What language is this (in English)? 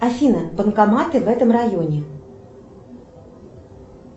Russian